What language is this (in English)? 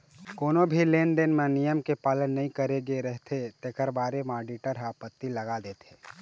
Chhattisgarhi